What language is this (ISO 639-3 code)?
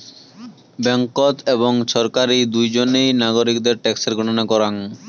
ben